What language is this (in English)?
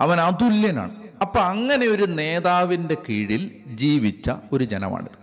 Malayalam